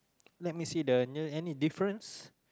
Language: English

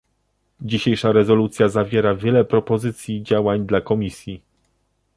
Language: Polish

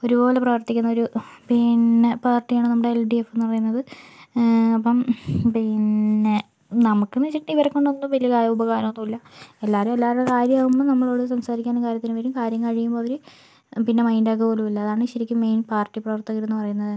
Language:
Malayalam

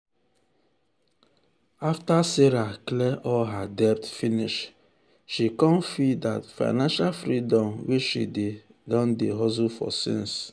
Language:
Nigerian Pidgin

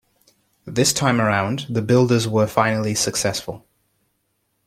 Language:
English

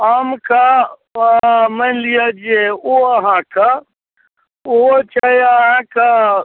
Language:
Maithili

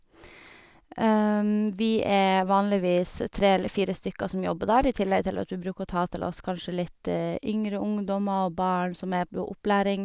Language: Norwegian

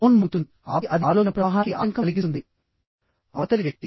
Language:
Telugu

